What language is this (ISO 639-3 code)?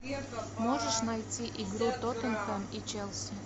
rus